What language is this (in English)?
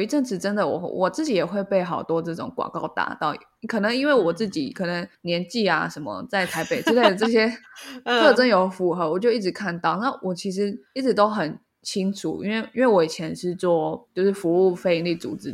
Chinese